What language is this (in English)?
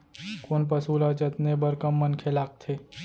Chhattisgarhi